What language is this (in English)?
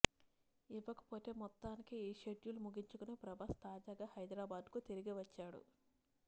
Telugu